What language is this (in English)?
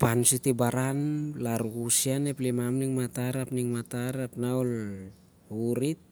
Siar-Lak